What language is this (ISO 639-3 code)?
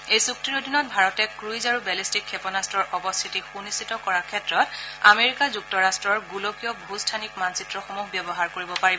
asm